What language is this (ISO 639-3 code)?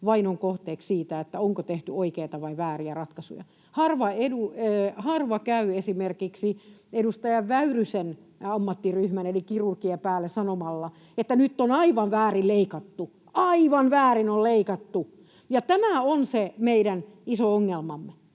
fin